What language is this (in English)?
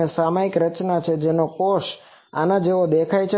Gujarati